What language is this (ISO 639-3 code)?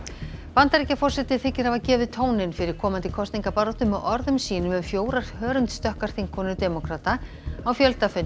isl